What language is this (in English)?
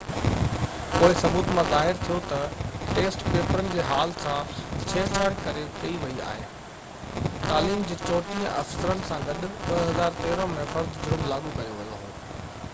Sindhi